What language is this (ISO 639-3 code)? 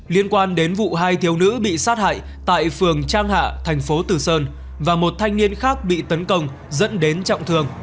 vie